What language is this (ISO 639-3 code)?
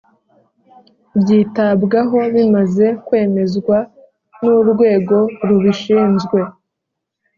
kin